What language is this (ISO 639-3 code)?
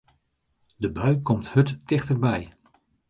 fry